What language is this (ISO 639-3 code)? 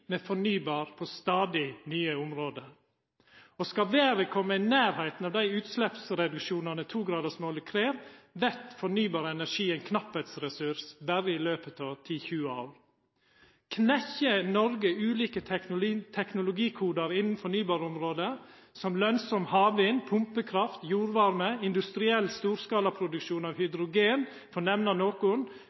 nno